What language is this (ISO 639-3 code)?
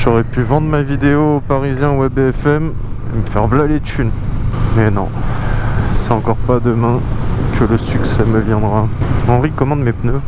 fra